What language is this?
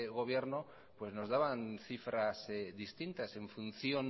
Spanish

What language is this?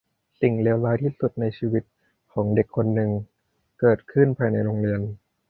Thai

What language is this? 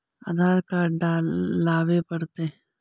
Magahi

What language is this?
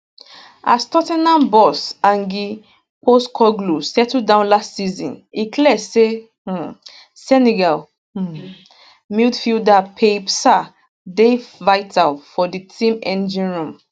Nigerian Pidgin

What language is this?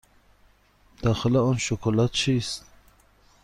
Persian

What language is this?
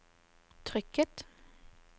Norwegian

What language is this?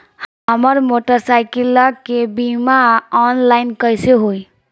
Bhojpuri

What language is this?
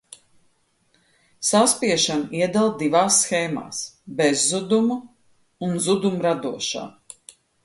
Latvian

